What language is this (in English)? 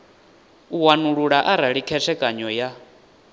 Venda